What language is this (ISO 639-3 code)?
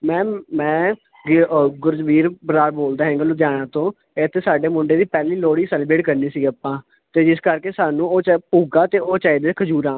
pan